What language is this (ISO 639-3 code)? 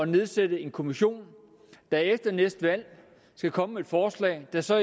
dan